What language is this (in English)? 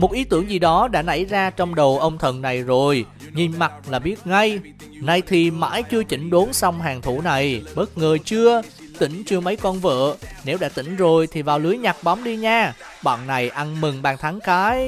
Vietnamese